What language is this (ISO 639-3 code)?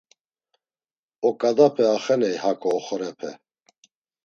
lzz